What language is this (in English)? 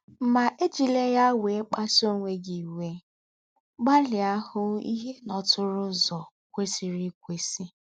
Igbo